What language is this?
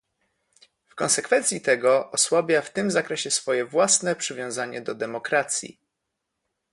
Polish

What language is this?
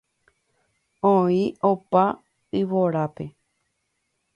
Guarani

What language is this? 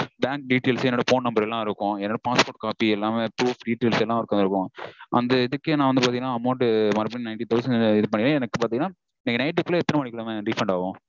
Tamil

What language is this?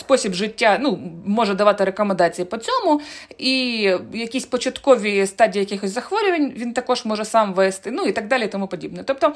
Ukrainian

